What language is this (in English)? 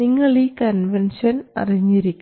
Malayalam